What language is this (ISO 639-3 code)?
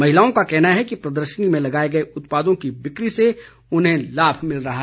hin